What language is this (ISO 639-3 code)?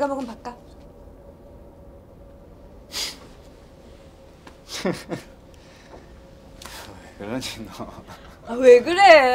kor